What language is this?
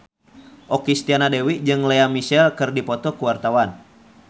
Sundanese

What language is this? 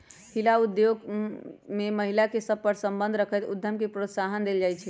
Magahi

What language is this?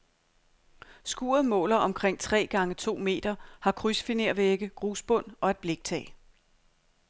Danish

